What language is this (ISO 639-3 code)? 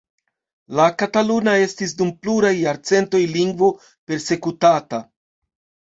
epo